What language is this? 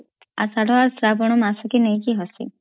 Odia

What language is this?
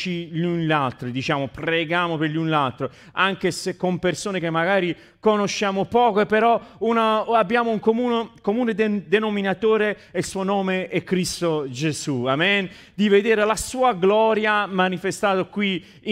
Italian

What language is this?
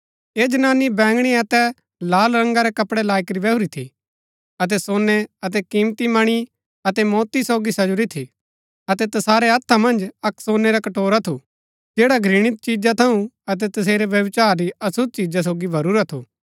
Gaddi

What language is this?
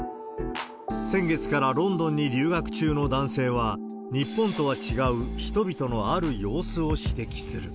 Japanese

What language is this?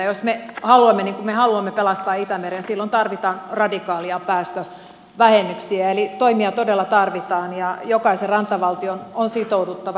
Finnish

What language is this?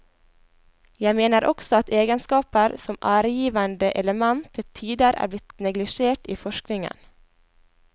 Norwegian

